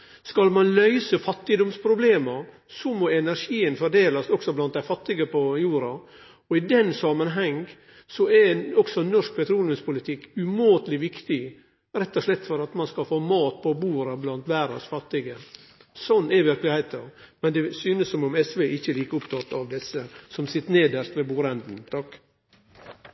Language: Norwegian Nynorsk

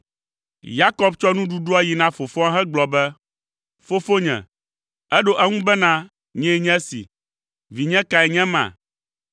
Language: Ewe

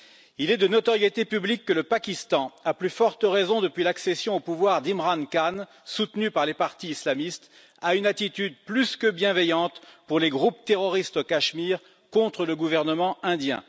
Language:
French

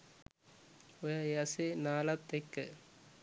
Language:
Sinhala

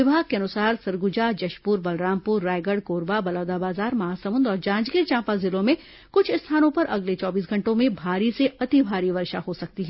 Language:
Hindi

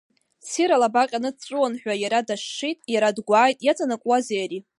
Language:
Abkhazian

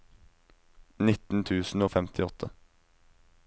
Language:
Norwegian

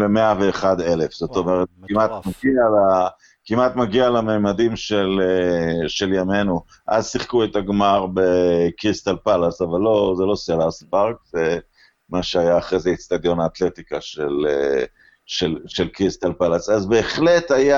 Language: Hebrew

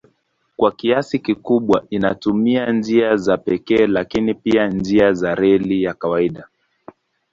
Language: Swahili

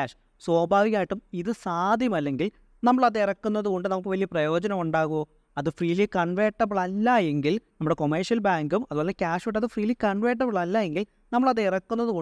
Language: Malayalam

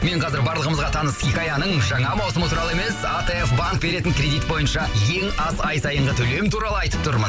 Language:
Kazakh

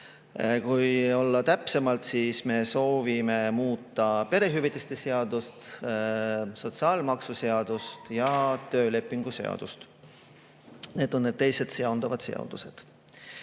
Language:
Estonian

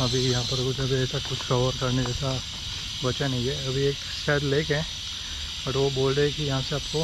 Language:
Hindi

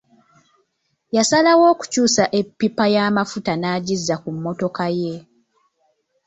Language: Ganda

